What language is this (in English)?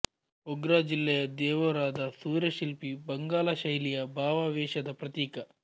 Kannada